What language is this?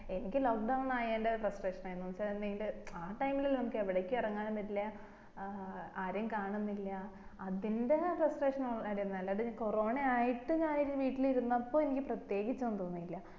Malayalam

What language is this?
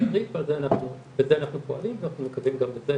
Hebrew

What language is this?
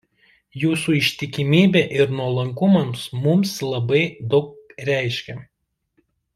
Lithuanian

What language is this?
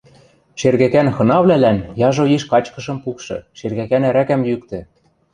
Western Mari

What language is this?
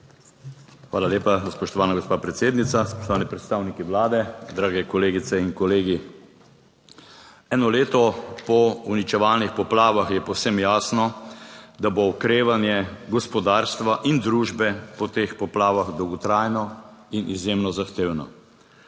Slovenian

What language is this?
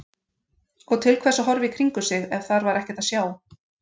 Icelandic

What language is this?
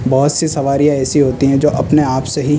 Urdu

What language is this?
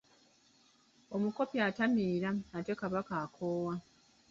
Ganda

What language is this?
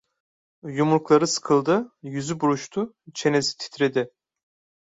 Turkish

